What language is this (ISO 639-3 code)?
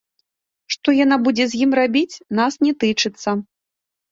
bel